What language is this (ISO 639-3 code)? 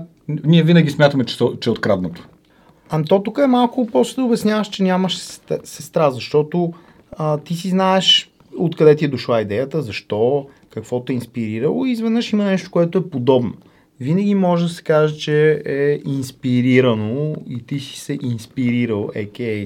bul